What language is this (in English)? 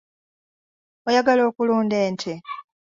Ganda